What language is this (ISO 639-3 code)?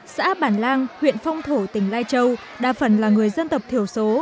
vie